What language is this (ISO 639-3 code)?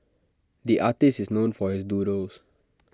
eng